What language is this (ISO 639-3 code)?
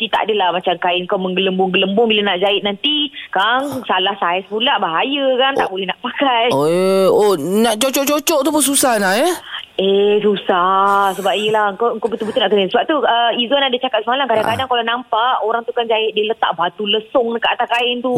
msa